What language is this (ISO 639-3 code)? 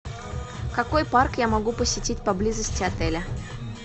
rus